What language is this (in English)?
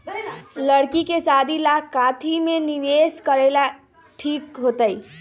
Magahi